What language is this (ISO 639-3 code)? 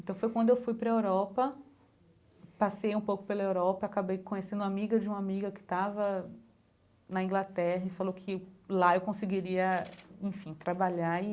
por